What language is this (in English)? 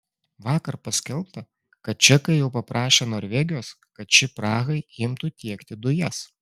Lithuanian